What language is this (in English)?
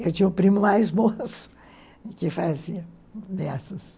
Portuguese